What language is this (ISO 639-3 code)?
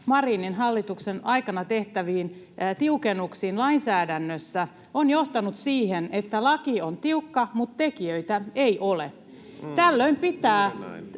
fin